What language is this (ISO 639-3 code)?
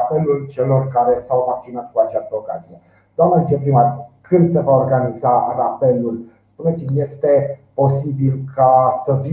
ron